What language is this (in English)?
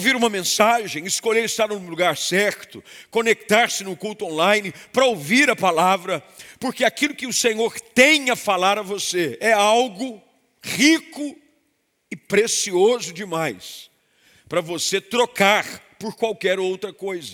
Portuguese